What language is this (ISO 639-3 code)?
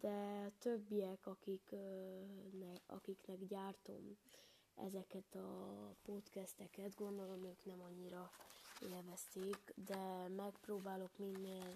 hun